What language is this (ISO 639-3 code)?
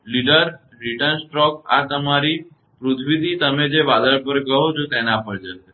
guj